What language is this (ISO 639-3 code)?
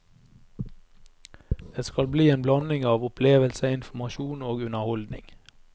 nor